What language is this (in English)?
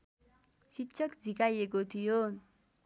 Nepali